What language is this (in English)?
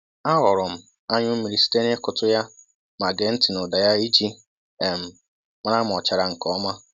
Igbo